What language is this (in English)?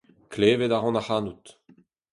Breton